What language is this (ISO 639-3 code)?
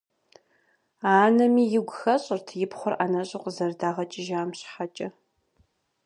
kbd